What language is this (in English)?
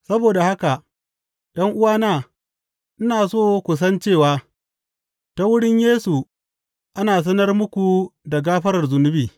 Hausa